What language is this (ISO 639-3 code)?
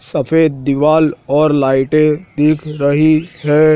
hin